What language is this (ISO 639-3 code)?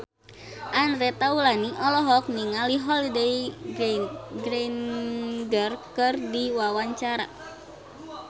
sun